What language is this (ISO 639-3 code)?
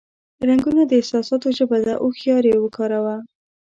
pus